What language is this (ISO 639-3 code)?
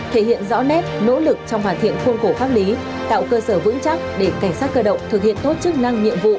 vie